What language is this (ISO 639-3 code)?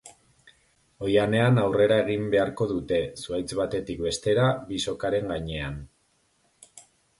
eus